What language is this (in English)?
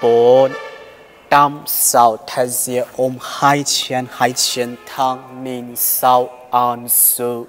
Thai